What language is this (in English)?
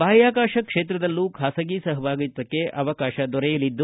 Kannada